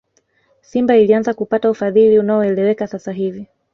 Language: Swahili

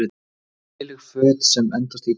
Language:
Icelandic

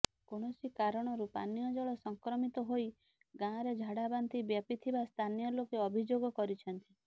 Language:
Odia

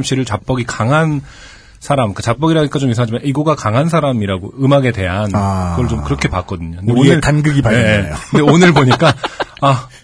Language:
Korean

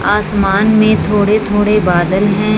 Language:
Hindi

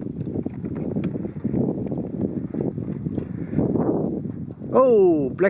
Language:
Dutch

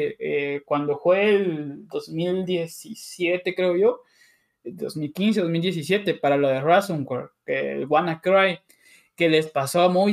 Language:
Spanish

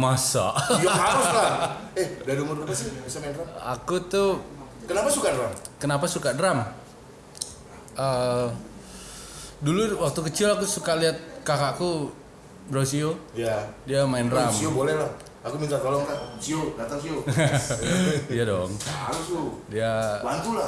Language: Indonesian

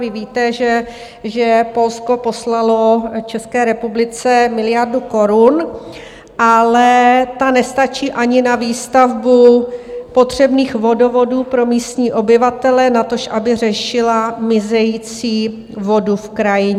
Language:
Czech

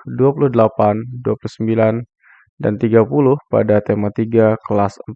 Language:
Indonesian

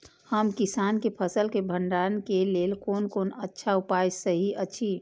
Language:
Maithili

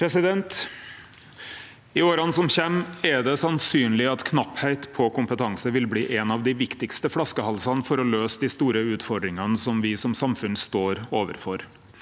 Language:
Norwegian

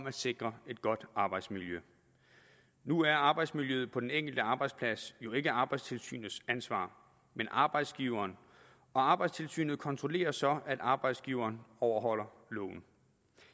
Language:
Danish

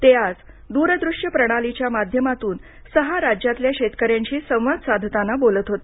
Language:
Marathi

